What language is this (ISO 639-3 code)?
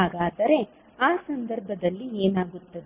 kan